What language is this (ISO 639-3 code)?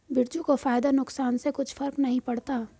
hin